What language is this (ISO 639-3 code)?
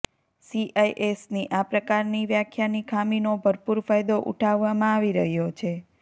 guj